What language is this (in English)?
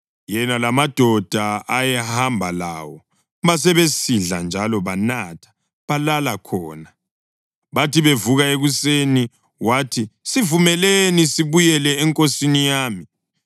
North Ndebele